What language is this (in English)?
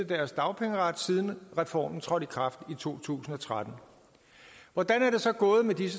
Danish